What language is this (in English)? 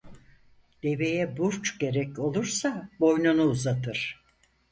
Turkish